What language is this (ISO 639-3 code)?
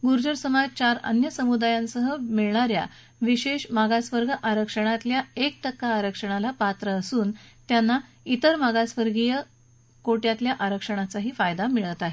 mar